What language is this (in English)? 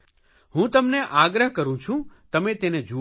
Gujarati